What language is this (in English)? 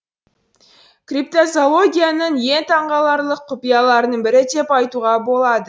Kazakh